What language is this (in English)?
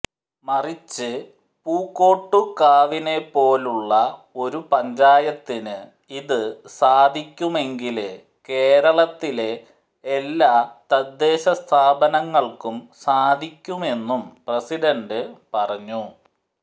Malayalam